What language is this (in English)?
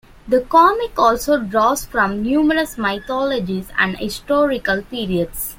English